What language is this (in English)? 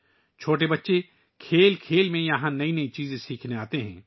Urdu